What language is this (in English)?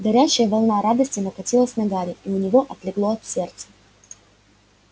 Russian